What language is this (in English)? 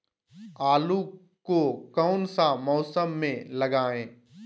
Magahi